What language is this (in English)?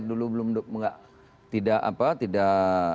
Indonesian